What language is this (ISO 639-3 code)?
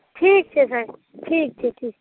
mai